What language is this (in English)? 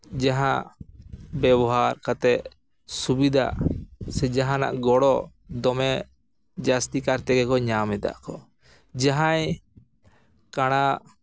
Santali